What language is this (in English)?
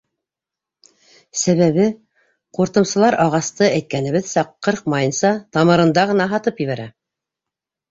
Bashkir